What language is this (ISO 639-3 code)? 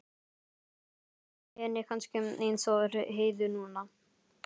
isl